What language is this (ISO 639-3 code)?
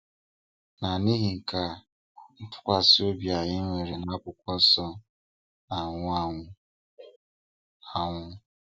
ibo